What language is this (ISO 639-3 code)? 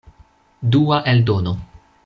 epo